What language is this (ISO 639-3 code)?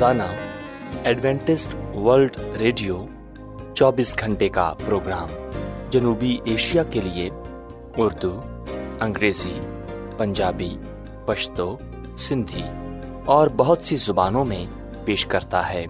urd